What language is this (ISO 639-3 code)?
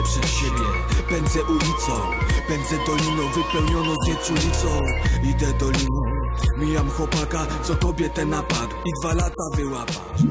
pol